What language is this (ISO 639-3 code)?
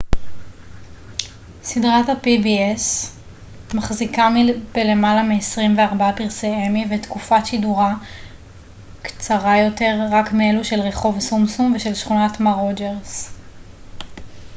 heb